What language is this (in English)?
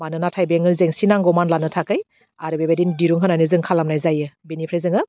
Bodo